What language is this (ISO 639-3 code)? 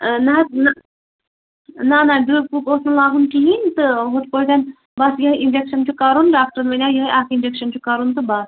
kas